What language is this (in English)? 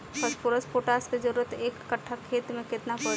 Bhojpuri